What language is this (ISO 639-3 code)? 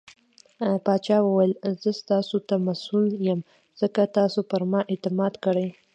pus